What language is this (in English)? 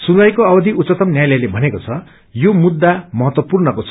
Nepali